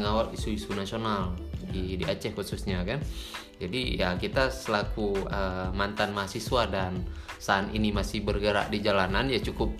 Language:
Indonesian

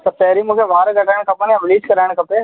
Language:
Sindhi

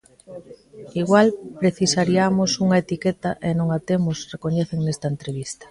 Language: Galician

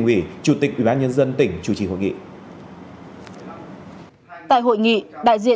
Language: Vietnamese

